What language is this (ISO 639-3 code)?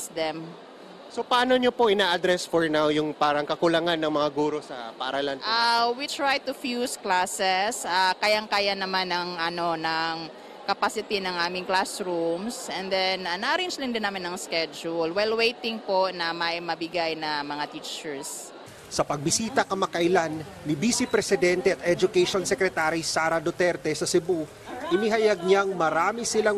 fil